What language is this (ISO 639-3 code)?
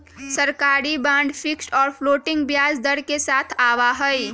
mag